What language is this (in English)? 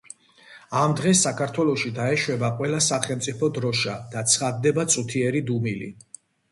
Georgian